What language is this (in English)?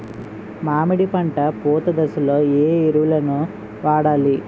Telugu